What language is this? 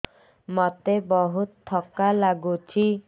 Odia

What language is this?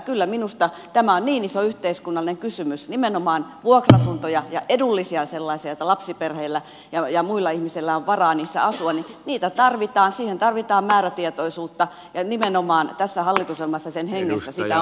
Finnish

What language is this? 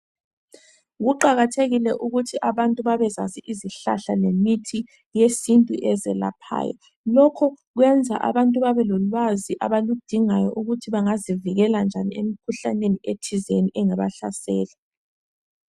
North Ndebele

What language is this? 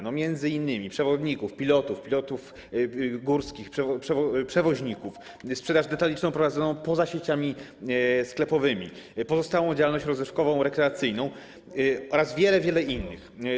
Polish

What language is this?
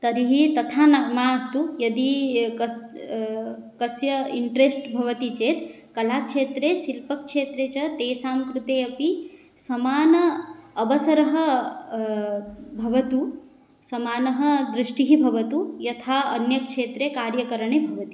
Sanskrit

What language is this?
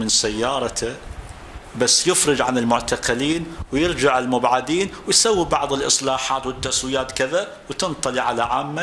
Arabic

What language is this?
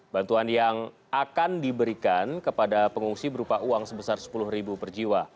Indonesian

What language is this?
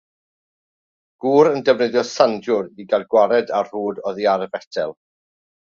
Welsh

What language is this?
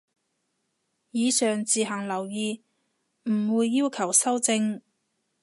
Cantonese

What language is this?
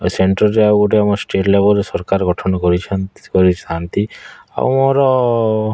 Odia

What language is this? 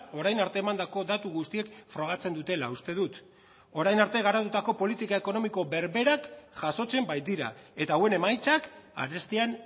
Basque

